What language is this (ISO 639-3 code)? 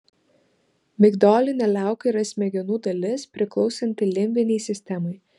lit